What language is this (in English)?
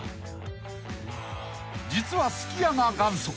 Japanese